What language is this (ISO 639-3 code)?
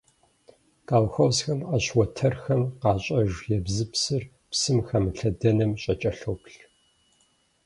kbd